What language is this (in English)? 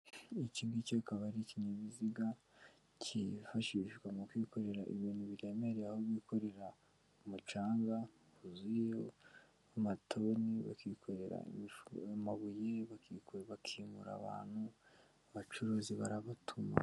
Kinyarwanda